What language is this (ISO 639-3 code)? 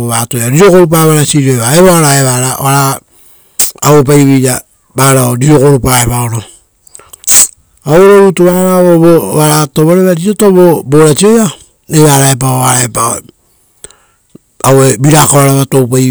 roo